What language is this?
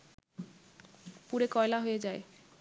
Bangla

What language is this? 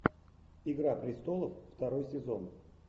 Russian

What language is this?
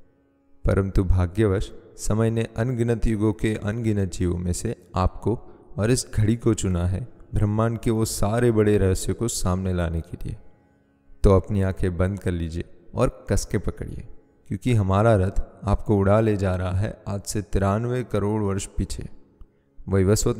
Hindi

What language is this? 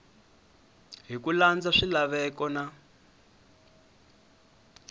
Tsonga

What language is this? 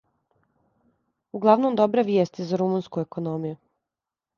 Serbian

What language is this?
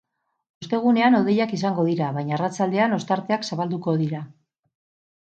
Basque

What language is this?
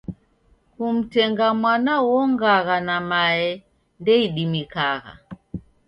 Taita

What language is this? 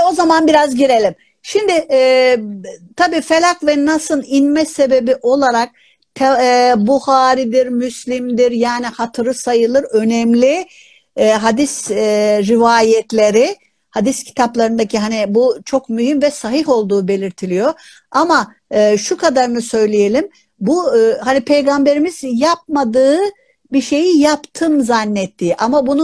Turkish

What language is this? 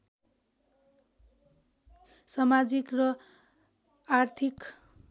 Nepali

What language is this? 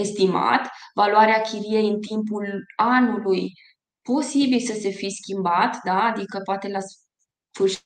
Romanian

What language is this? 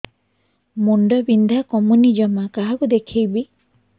Odia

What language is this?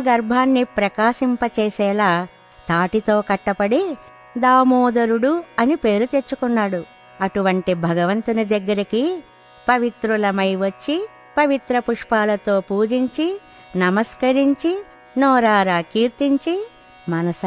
Telugu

